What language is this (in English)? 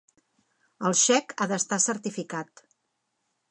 Catalan